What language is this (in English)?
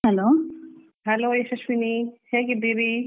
Kannada